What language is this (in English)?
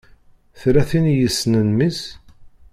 Kabyle